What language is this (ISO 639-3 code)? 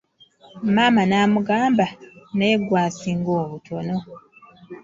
lug